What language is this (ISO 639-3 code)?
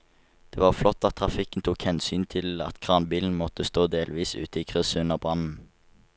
nor